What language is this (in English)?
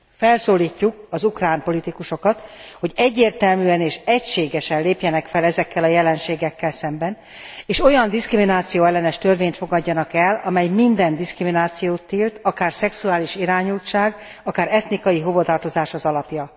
Hungarian